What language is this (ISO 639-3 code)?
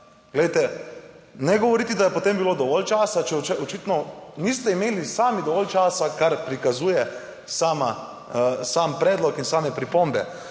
slv